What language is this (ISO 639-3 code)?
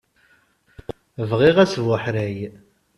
kab